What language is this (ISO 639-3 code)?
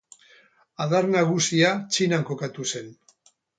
eus